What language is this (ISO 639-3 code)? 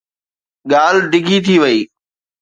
snd